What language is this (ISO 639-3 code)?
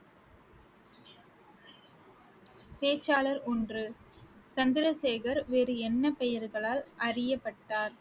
tam